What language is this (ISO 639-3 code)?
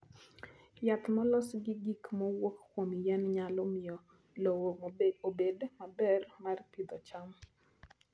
luo